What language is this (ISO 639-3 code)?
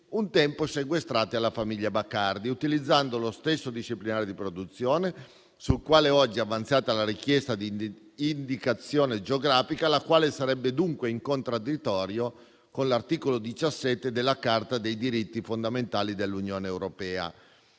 ita